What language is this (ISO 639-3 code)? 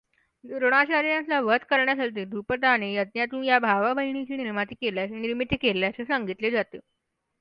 mar